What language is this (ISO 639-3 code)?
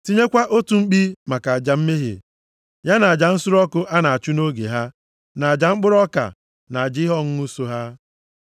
ibo